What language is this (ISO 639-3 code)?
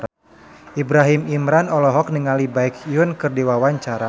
sun